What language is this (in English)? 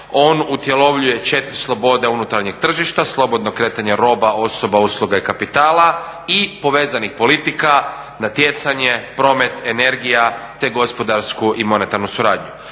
Croatian